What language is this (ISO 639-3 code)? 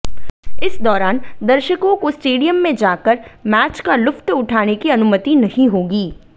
hin